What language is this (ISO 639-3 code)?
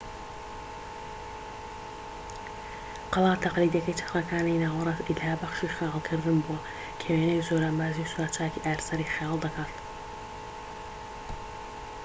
ckb